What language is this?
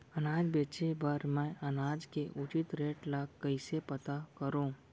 Chhattisgarhi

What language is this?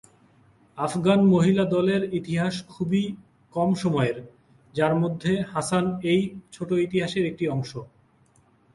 Bangla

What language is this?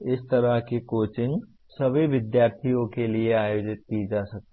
Hindi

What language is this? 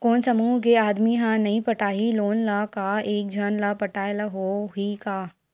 Chhattisgarhi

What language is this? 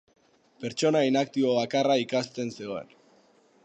Basque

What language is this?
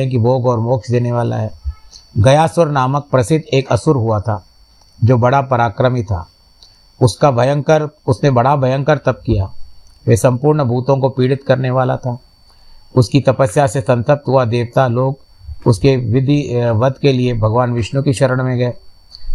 Hindi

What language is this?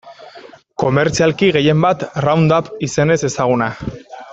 Basque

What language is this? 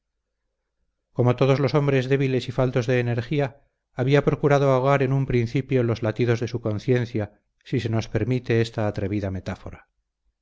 Spanish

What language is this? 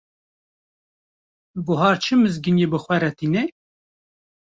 Kurdish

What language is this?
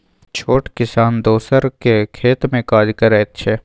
Maithili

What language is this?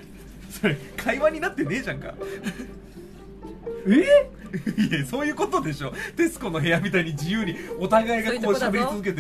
Japanese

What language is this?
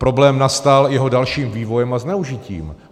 Czech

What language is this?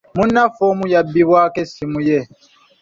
Ganda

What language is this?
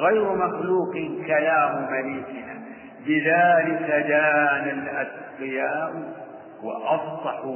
Arabic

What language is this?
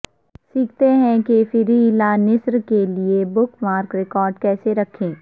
Urdu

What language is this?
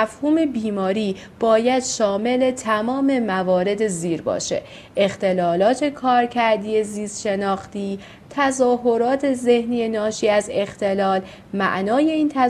Persian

